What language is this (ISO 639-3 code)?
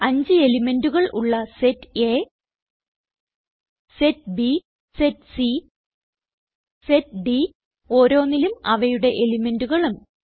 mal